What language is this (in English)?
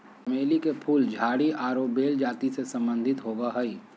Magahi